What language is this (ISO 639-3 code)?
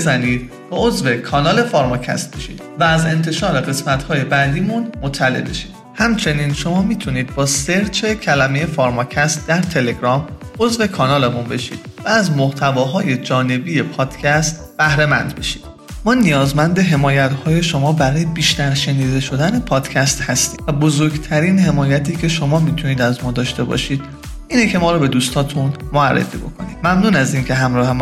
fas